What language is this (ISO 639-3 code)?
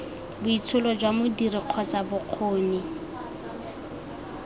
tsn